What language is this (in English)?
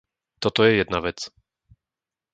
Slovak